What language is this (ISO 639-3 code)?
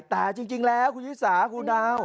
tha